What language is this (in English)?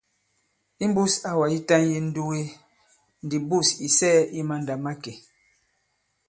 Bankon